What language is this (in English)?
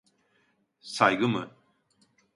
Turkish